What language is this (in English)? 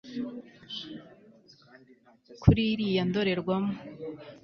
Kinyarwanda